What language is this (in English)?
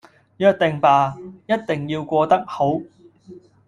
Cantonese